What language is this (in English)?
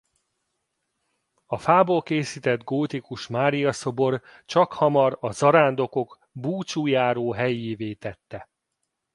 Hungarian